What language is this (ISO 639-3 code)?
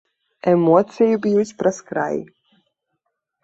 bel